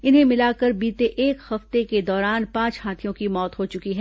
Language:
Hindi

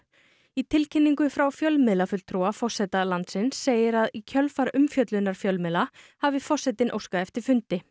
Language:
Icelandic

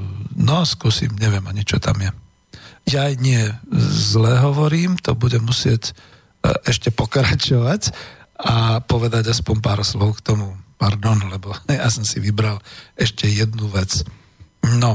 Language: Slovak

